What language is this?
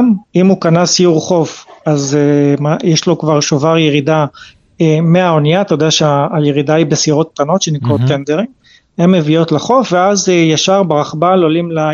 Hebrew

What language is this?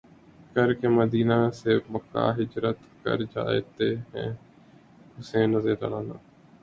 Urdu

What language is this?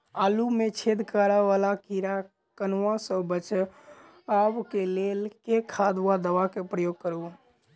Maithili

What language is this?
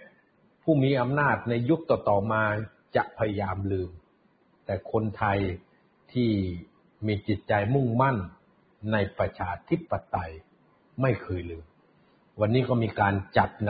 Thai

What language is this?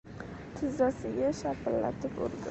Uzbek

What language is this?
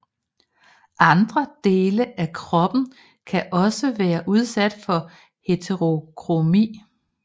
Danish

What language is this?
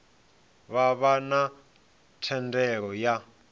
Venda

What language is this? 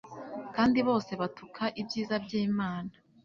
Kinyarwanda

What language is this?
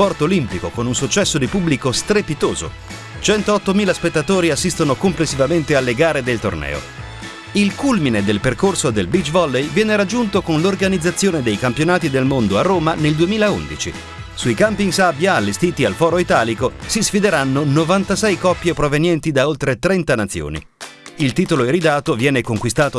Italian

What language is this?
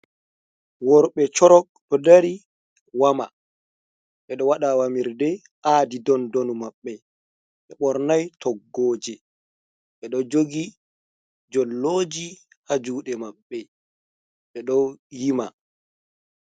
Fula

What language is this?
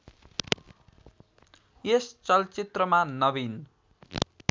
Nepali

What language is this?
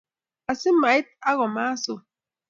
Kalenjin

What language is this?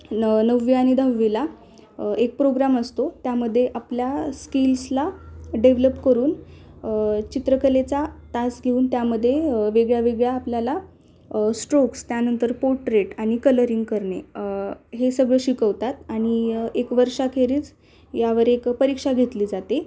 Marathi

